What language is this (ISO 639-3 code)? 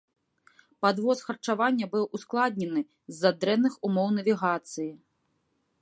bel